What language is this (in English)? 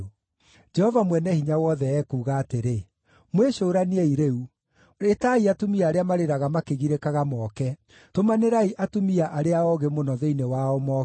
Kikuyu